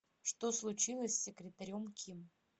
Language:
Russian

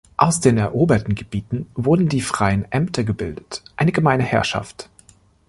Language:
German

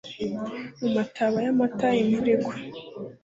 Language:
Kinyarwanda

